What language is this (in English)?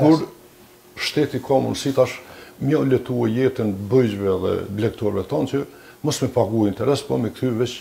Romanian